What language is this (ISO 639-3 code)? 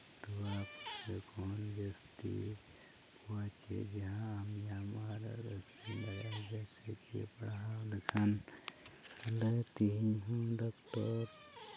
sat